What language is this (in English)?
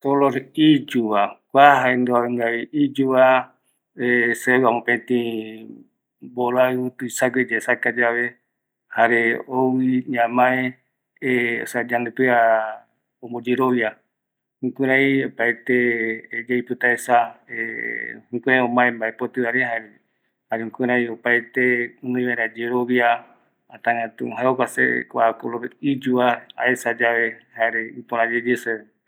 Eastern Bolivian Guaraní